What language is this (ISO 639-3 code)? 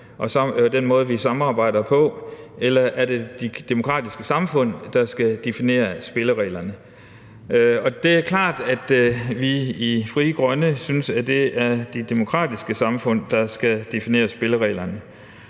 dan